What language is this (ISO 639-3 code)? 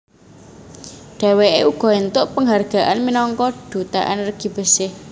jav